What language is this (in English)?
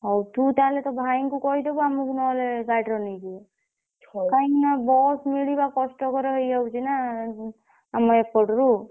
Odia